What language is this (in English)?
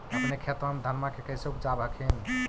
Magahi